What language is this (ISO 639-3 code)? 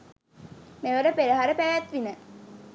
sin